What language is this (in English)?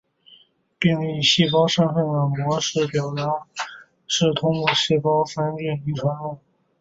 Chinese